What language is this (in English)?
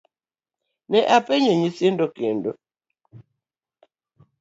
Luo (Kenya and Tanzania)